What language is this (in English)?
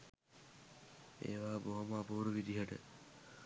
Sinhala